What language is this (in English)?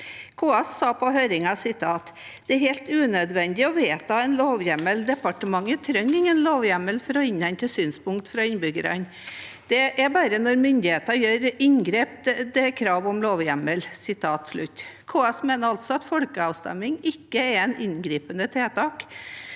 Norwegian